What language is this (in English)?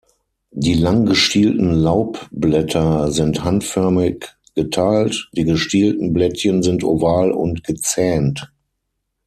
German